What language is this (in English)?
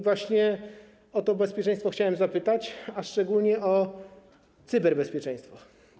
Polish